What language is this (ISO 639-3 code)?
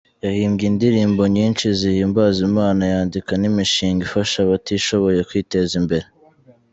kin